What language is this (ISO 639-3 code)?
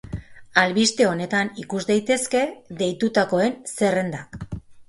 eus